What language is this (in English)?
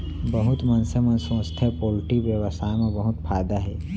Chhattisgarhi